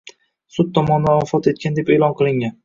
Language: Uzbek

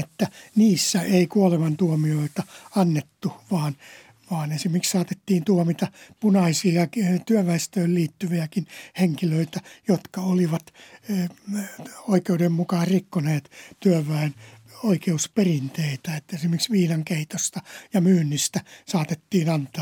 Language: Finnish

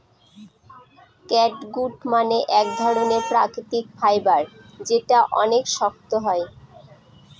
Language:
Bangla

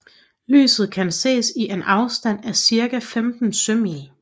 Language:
Danish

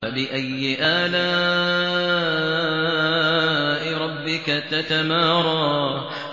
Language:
Arabic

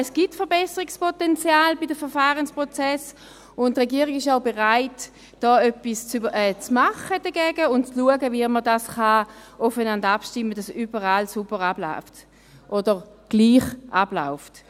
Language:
Swiss German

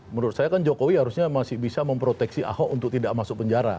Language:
Indonesian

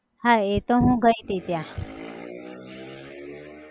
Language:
Gujarati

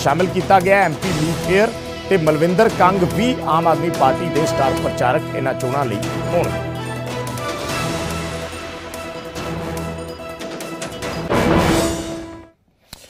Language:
Hindi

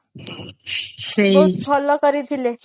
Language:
Odia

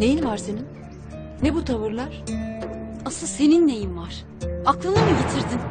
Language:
Turkish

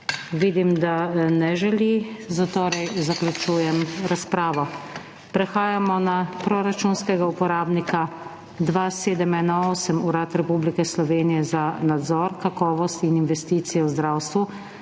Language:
Slovenian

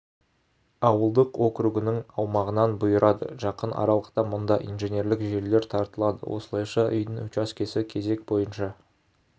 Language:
Kazakh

